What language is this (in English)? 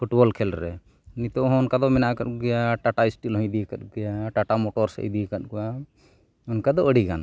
Santali